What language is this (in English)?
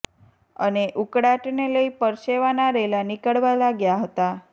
Gujarati